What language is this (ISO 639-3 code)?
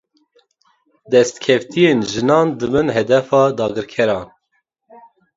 kur